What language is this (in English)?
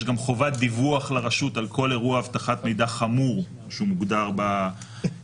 Hebrew